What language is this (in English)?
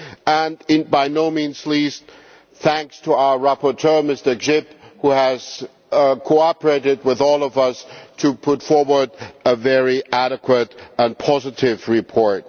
English